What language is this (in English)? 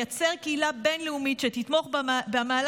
Hebrew